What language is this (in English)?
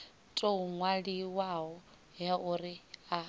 Venda